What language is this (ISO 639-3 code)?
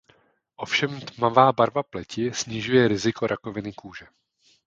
ces